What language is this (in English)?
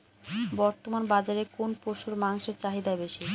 Bangla